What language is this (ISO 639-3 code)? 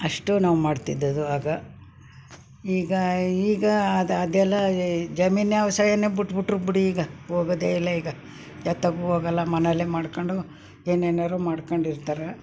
kan